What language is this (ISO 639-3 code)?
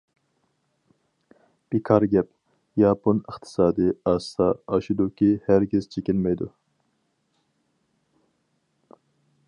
uig